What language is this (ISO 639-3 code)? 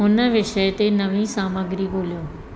snd